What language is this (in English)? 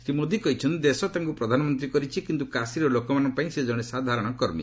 Odia